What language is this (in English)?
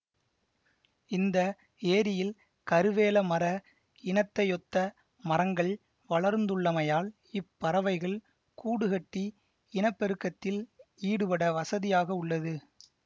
Tamil